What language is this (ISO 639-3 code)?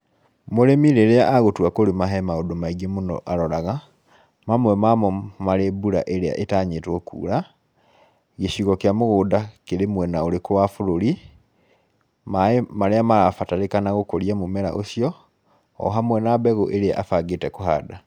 kik